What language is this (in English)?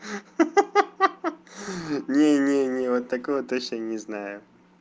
Russian